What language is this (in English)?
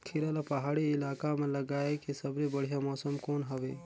Chhattisgarhi